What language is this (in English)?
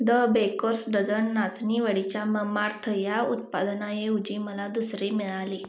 Marathi